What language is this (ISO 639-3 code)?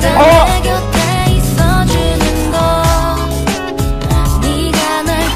kor